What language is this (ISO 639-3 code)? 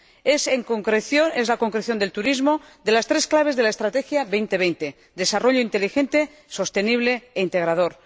spa